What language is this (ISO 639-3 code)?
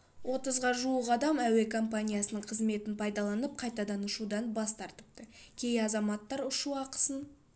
kaz